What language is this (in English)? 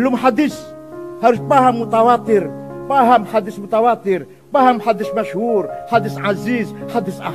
Indonesian